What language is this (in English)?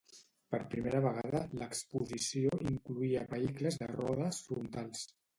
Catalan